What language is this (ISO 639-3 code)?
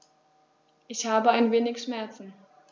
deu